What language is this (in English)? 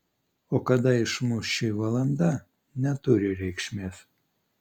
Lithuanian